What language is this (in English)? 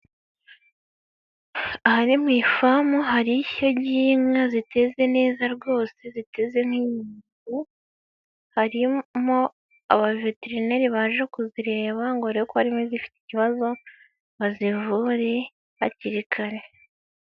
Kinyarwanda